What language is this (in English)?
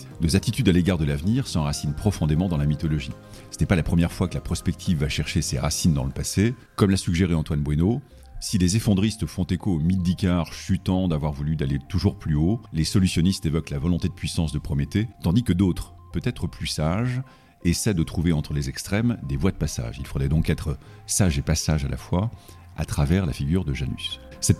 French